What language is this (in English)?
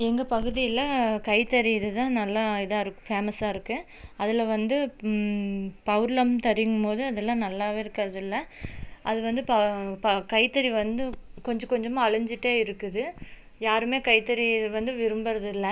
Tamil